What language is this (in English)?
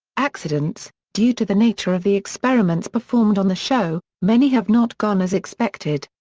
English